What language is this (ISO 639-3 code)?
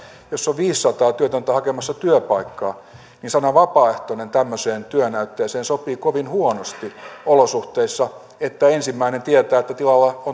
fin